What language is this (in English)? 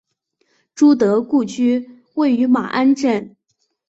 Chinese